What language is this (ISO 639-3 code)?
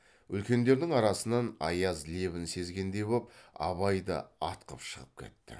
kaz